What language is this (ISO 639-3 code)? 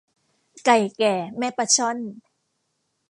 tha